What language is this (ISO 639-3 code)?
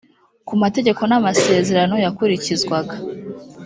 kin